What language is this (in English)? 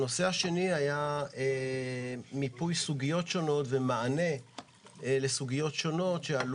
Hebrew